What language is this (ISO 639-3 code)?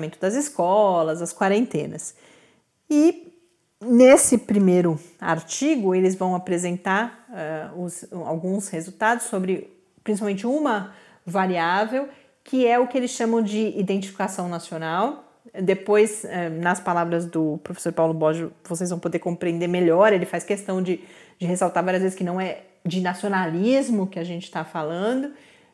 por